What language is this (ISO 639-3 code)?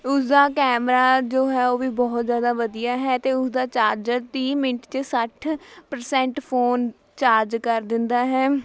pan